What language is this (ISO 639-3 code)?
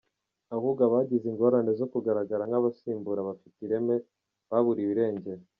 kin